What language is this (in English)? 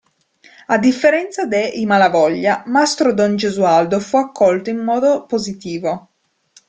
Italian